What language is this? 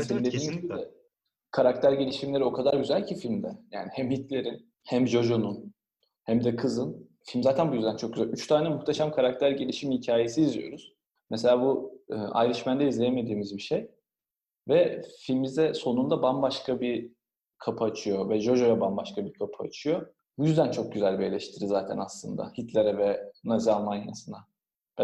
Turkish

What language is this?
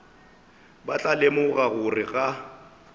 Northern Sotho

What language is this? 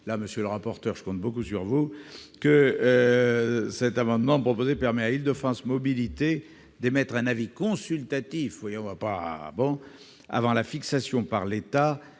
French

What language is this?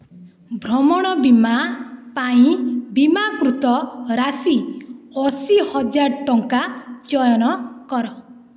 Odia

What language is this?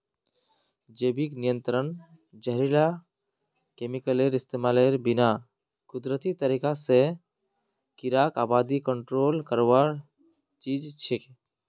Magahi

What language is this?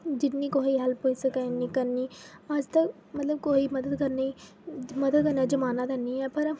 Dogri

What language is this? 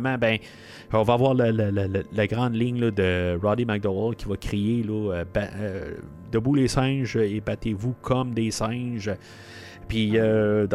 French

